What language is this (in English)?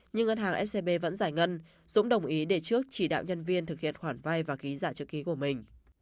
Vietnamese